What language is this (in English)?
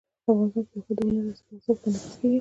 Pashto